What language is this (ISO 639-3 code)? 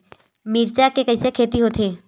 hne